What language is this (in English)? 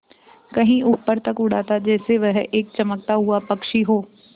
Hindi